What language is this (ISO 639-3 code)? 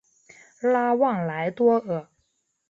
zho